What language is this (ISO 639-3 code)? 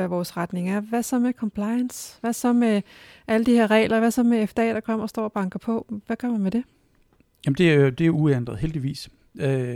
dan